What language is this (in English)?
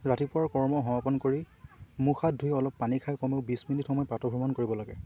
Assamese